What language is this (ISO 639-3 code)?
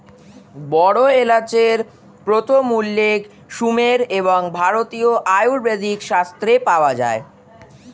ben